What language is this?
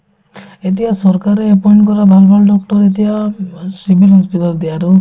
Assamese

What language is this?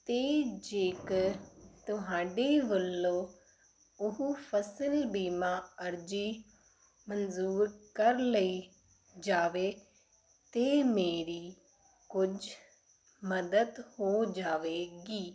Punjabi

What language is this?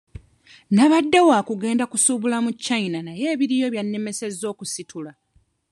Ganda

